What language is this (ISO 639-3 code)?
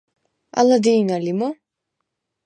sva